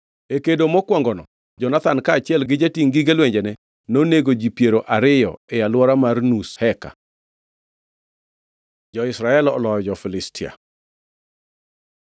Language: Luo (Kenya and Tanzania)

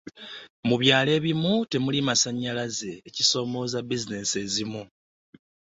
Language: Ganda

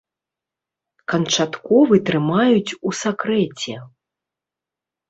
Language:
Belarusian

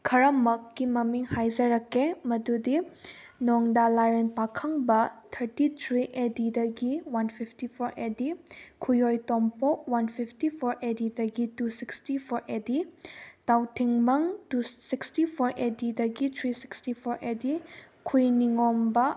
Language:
Manipuri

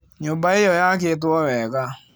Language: Kikuyu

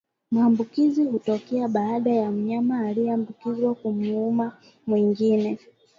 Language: Swahili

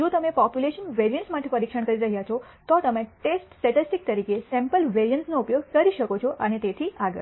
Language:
Gujarati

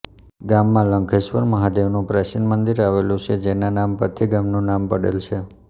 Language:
Gujarati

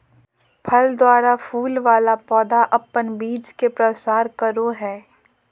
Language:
Magahi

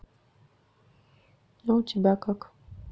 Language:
Russian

